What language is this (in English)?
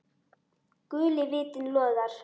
Icelandic